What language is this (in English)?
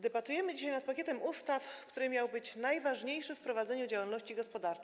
Polish